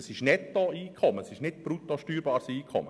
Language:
Swiss German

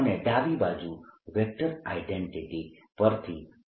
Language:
Gujarati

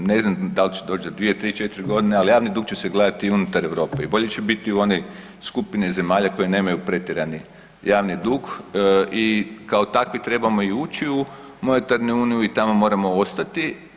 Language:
Croatian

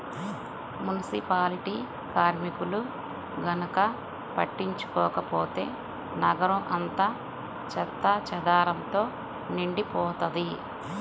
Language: Telugu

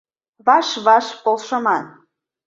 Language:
Mari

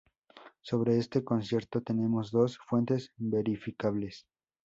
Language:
Spanish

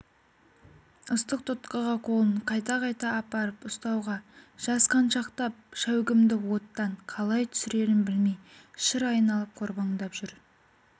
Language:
Kazakh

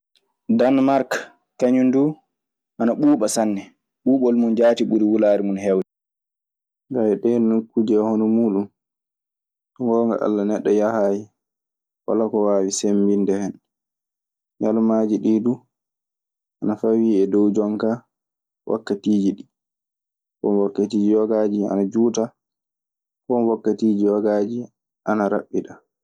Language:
Maasina Fulfulde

